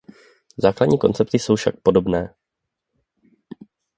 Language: Czech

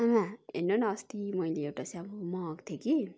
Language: Nepali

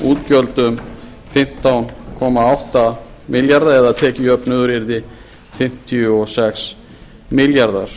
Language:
Icelandic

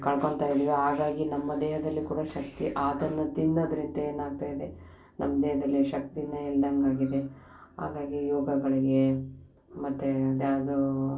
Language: Kannada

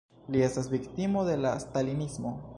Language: Esperanto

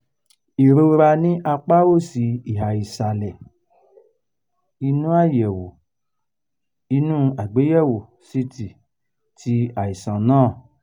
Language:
Yoruba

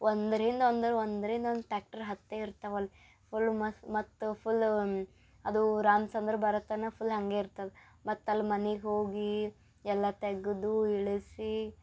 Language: Kannada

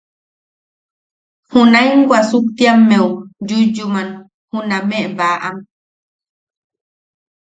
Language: Yaqui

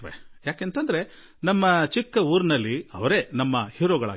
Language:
Kannada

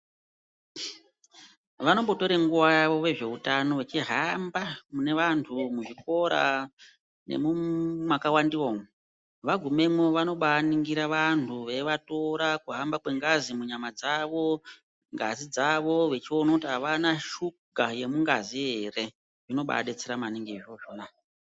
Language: Ndau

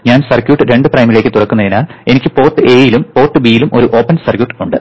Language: Malayalam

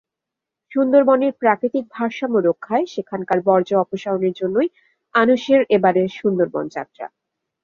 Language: Bangla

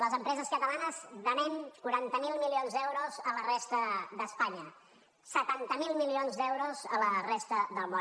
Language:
Catalan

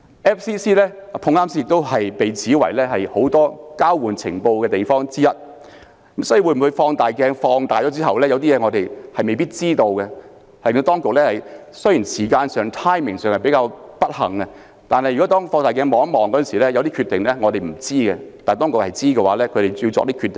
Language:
Cantonese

